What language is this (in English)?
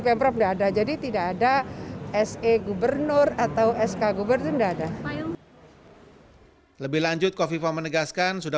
Indonesian